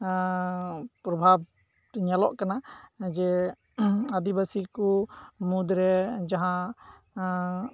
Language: Santali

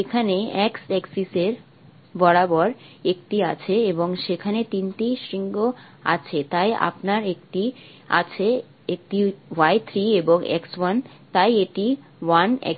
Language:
Bangla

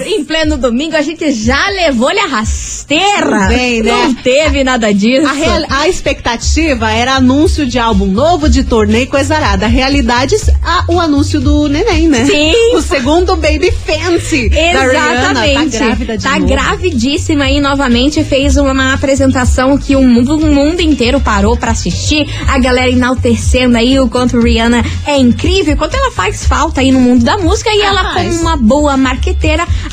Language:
Portuguese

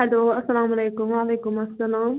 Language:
Kashmiri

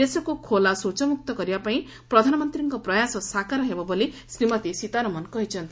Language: Odia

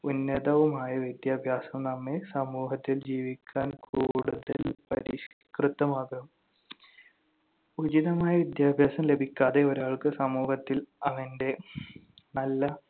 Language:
Malayalam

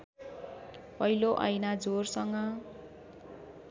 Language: Nepali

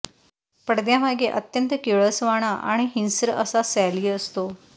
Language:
Marathi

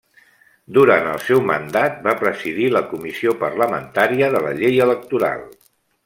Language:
Catalan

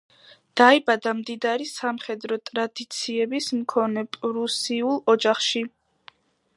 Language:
Georgian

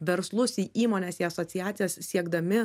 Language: Lithuanian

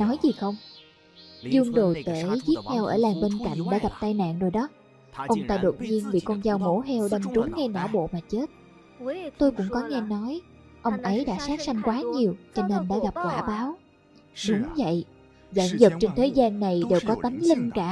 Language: Vietnamese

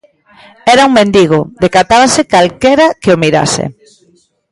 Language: Galician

